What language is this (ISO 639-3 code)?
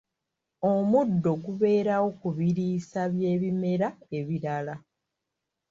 lug